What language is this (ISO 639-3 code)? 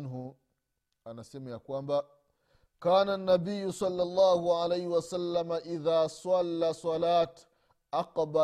swa